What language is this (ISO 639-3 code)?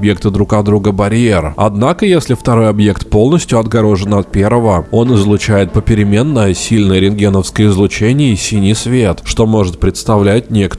rus